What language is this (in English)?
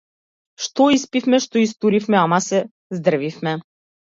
Macedonian